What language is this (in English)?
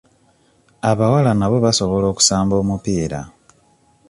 Ganda